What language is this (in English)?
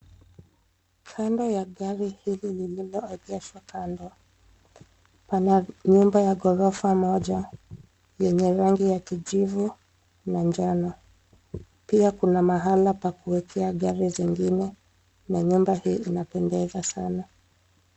Swahili